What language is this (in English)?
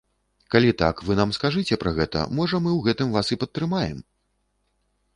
Belarusian